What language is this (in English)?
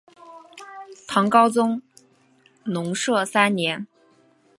Chinese